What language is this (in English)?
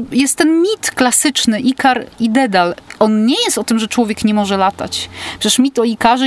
Polish